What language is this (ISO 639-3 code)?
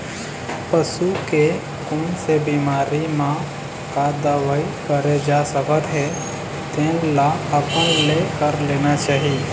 hne